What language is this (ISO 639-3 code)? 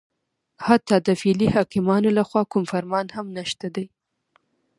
pus